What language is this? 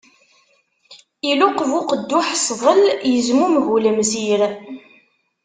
Kabyle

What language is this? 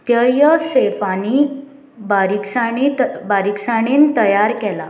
Konkani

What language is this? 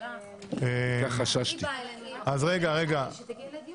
Hebrew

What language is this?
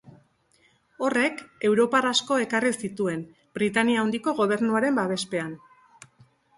Basque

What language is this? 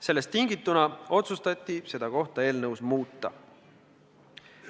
Estonian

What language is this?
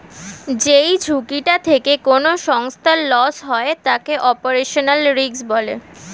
Bangla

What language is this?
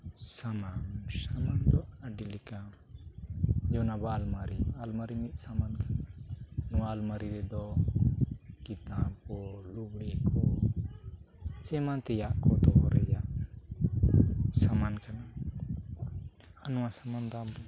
Santali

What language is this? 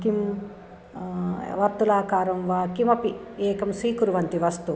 Sanskrit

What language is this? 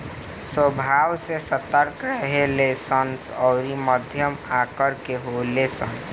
Bhojpuri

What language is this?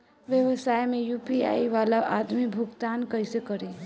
Bhojpuri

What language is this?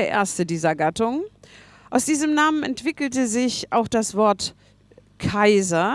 German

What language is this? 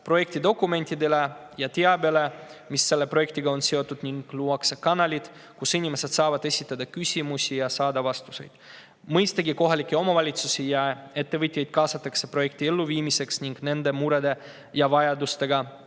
Estonian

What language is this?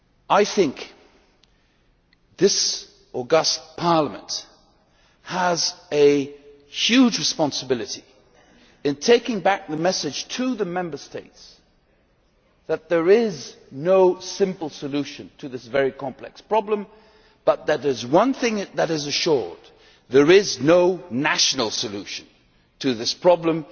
English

